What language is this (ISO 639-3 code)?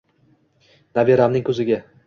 uzb